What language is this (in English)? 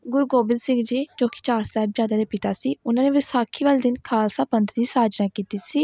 Punjabi